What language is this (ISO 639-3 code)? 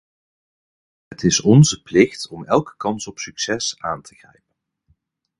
nld